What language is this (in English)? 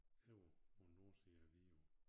Danish